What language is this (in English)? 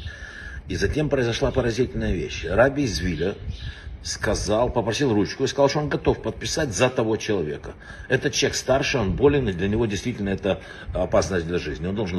Russian